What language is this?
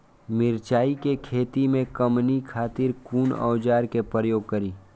Maithili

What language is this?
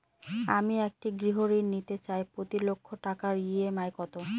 Bangla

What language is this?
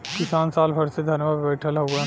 Bhojpuri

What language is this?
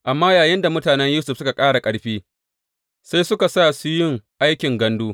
Hausa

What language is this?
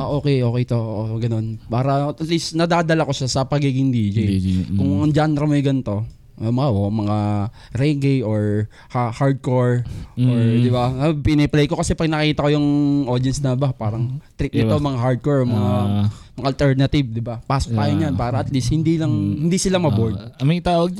Filipino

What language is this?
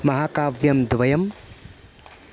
Sanskrit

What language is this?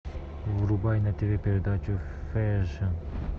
Russian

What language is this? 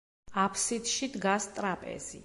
Georgian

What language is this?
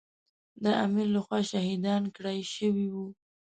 Pashto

